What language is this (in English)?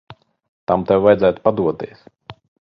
Latvian